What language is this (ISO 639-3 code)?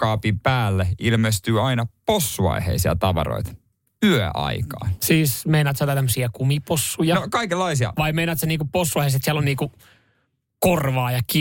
fin